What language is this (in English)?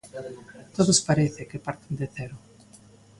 Galician